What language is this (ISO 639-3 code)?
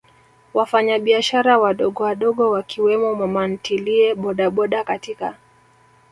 swa